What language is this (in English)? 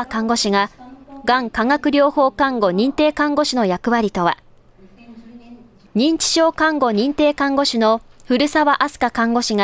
Japanese